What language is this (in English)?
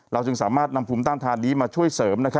Thai